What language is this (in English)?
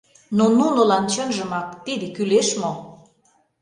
Mari